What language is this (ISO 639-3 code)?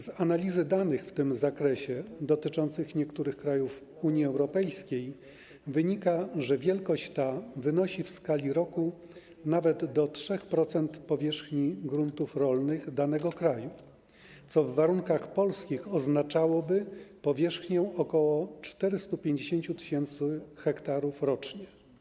pol